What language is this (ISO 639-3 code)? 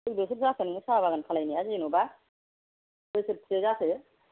brx